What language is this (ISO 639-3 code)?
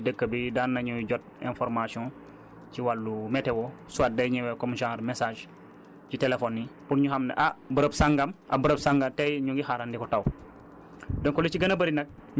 wol